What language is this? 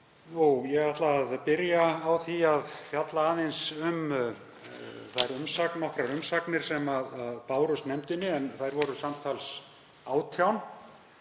Icelandic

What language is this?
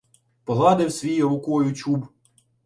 Ukrainian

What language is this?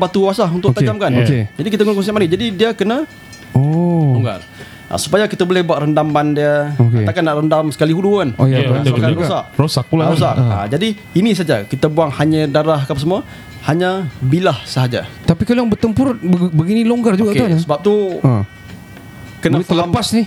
Malay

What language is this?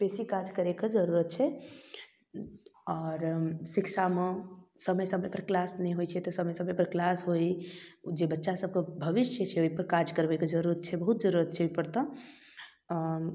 Maithili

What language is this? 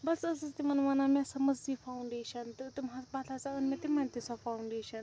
Kashmiri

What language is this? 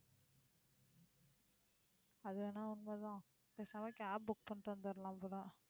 Tamil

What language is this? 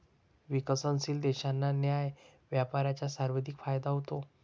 Marathi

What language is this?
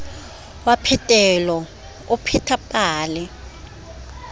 Southern Sotho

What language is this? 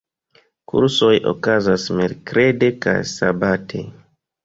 Esperanto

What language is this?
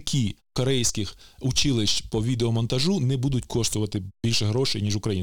Ukrainian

